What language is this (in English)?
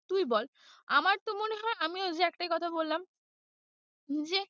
Bangla